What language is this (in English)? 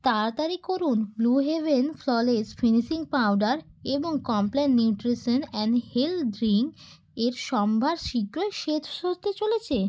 Bangla